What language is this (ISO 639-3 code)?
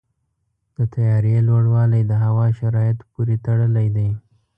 pus